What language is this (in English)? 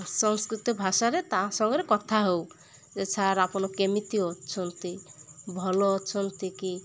Odia